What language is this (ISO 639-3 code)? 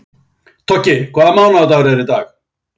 isl